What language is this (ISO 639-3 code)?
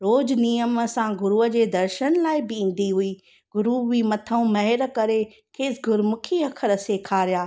snd